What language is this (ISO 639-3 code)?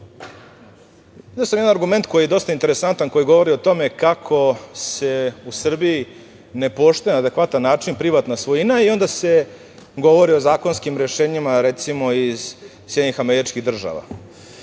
srp